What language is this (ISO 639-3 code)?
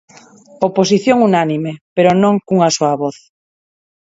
glg